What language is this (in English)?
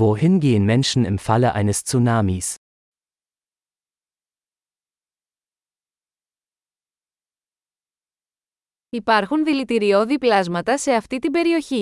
Greek